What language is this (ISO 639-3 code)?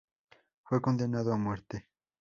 spa